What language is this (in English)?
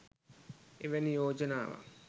Sinhala